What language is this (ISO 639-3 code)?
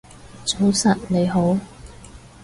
yue